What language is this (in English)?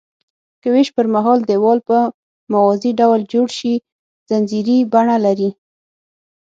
Pashto